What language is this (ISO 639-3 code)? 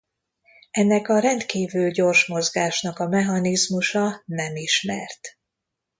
hun